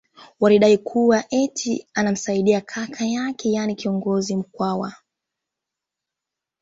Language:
Swahili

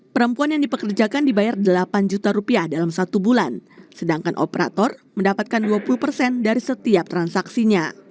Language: Indonesian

